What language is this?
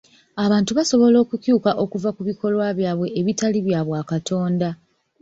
Ganda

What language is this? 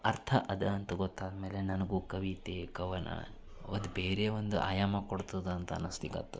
Kannada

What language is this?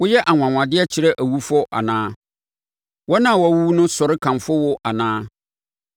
Akan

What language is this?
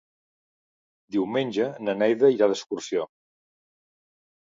Catalan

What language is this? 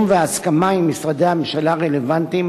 Hebrew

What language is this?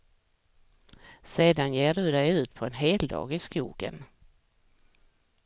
Swedish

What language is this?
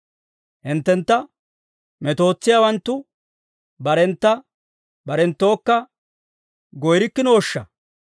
Dawro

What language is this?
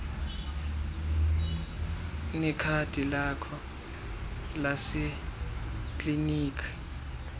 Xhosa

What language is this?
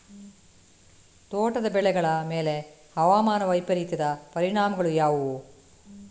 Kannada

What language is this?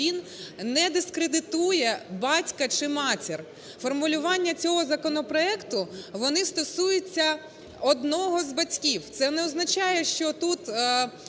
Ukrainian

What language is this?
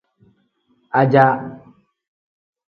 Tem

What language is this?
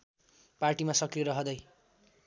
Nepali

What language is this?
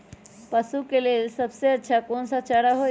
Magahi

